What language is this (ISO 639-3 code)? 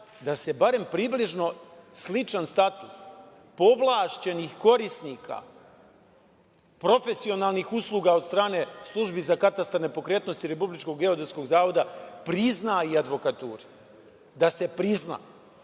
srp